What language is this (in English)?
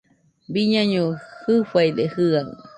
Nüpode Huitoto